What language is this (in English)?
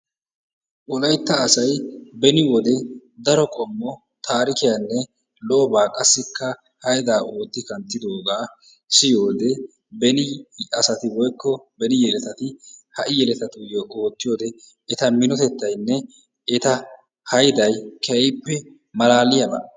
Wolaytta